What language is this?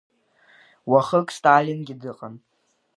Abkhazian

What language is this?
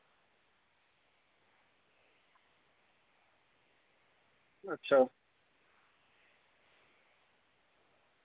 Dogri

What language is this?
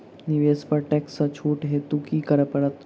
Maithili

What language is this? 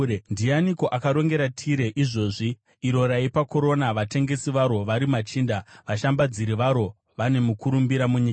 Shona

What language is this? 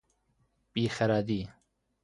Persian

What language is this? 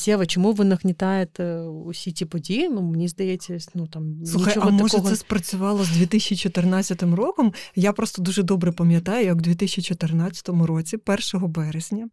Ukrainian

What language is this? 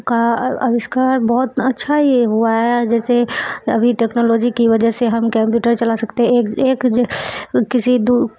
Urdu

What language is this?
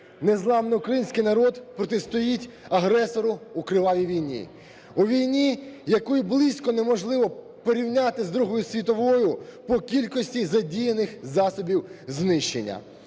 Ukrainian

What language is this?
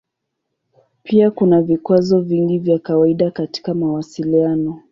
Swahili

